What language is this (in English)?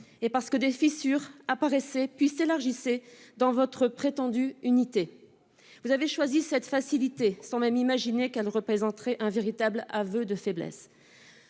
French